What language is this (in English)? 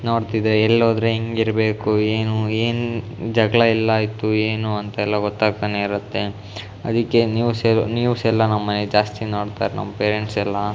Kannada